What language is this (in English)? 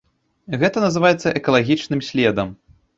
Belarusian